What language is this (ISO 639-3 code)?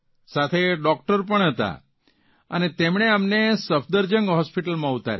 guj